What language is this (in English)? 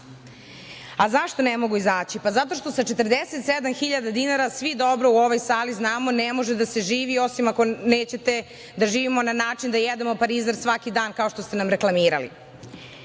Serbian